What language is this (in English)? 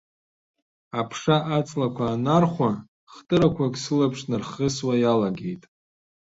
Abkhazian